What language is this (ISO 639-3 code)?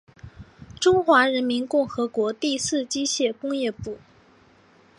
zho